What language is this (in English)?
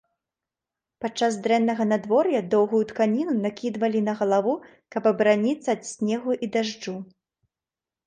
Belarusian